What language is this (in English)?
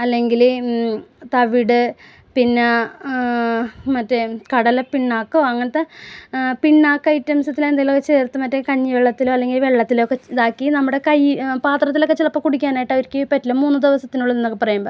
Malayalam